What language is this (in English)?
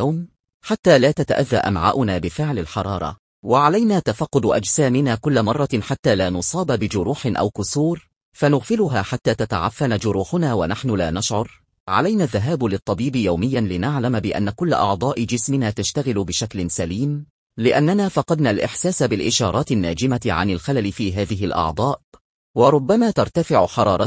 Arabic